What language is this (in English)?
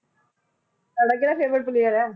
Punjabi